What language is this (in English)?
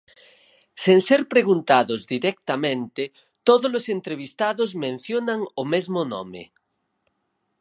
Galician